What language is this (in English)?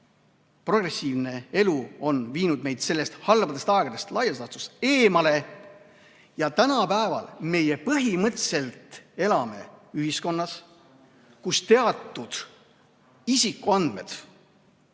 Estonian